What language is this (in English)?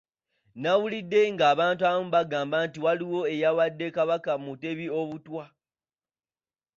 Ganda